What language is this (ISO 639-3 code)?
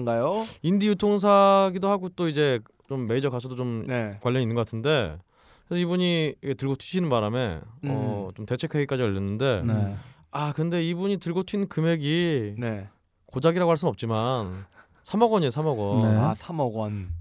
kor